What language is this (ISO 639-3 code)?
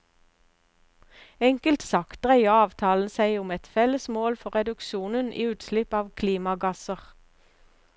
nor